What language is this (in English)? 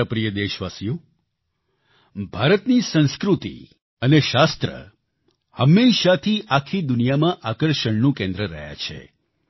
Gujarati